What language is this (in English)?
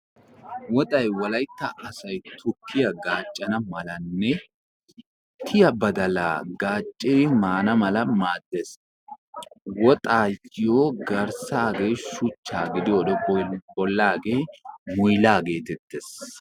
Wolaytta